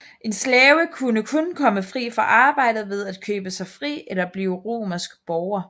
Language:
Danish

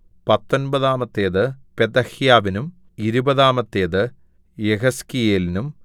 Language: Malayalam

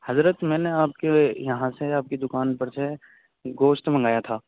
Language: Urdu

